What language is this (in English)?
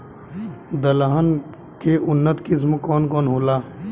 Bhojpuri